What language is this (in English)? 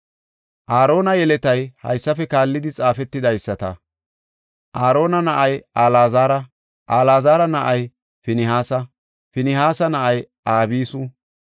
Gofa